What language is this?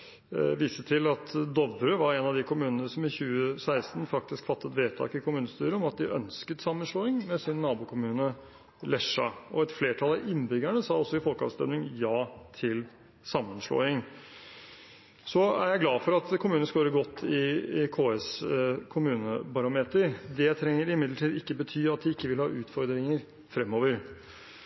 Norwegian Bokmål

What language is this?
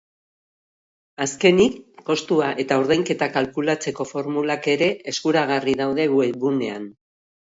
Basque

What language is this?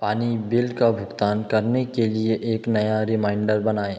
Hindi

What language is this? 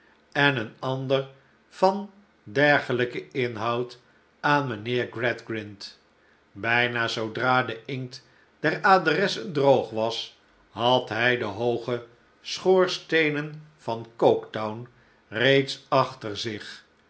Dutch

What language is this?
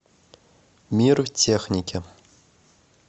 Russian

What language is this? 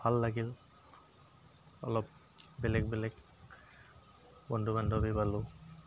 Assamese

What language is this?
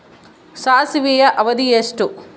Kannada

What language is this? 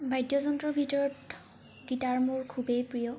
Assamese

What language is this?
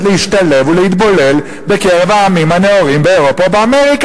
Hebrew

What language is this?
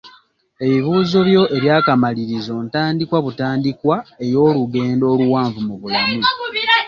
Ganda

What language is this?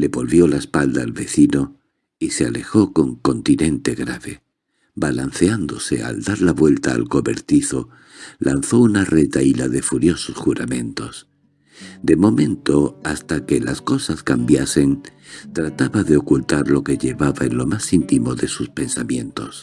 Spanish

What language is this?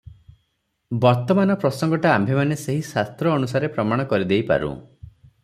Odia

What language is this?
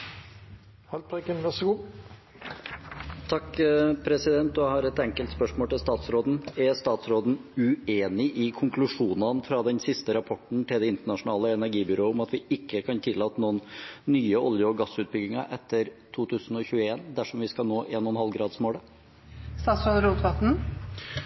Norwegian Nynorsk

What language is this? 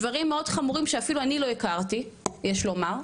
Hebrew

